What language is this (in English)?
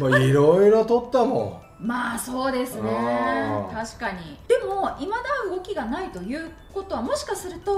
Japanese